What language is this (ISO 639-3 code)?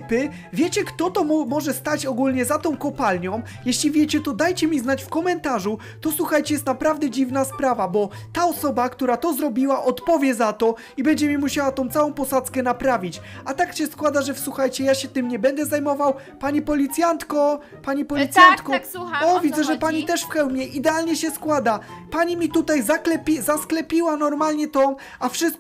pol